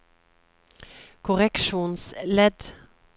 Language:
Norwegian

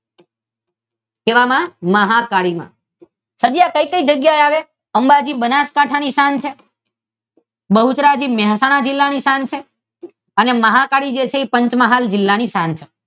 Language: Gujarati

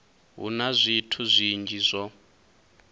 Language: Venda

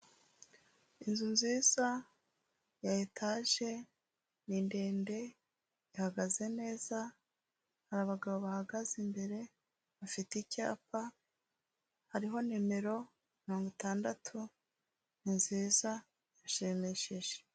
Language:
Kinyarwanda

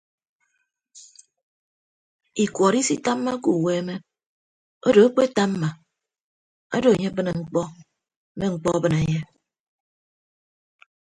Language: Ibibio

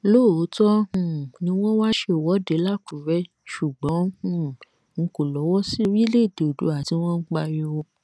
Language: Yoruba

